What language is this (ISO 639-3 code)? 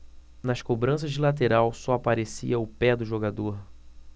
por